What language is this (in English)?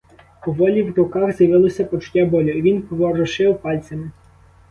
Ukrainian